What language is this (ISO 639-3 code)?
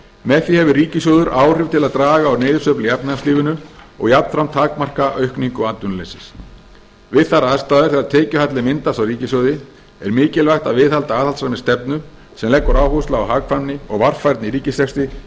isl